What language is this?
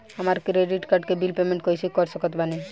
Bhojpuri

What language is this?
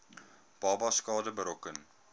Afrikaans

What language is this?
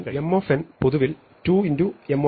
Malayalam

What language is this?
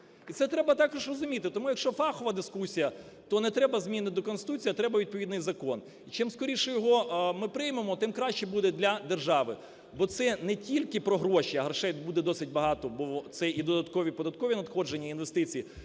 Ukrainian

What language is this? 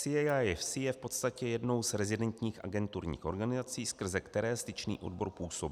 Czech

